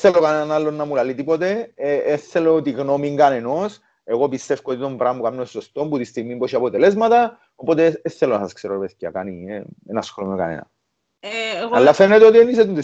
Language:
Greek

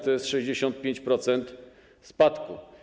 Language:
Polish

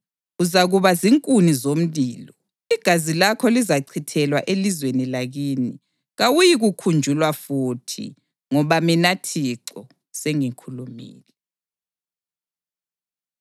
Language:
North Ndebele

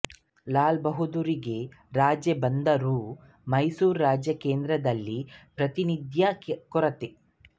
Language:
Kannada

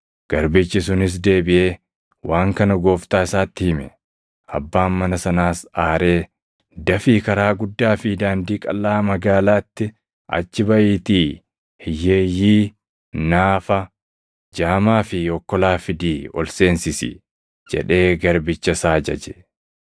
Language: Oromo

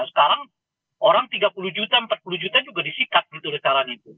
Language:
Indonesian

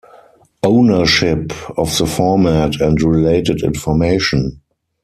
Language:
English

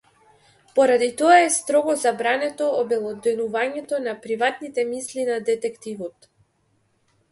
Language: Macedonian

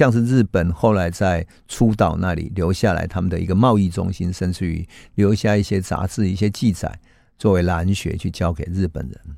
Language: Chinese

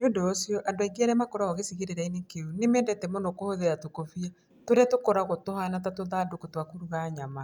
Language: Kikuyu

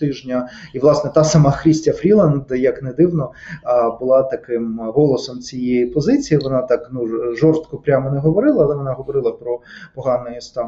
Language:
Ukrainian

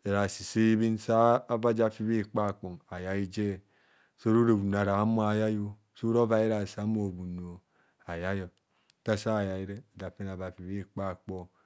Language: Kohumono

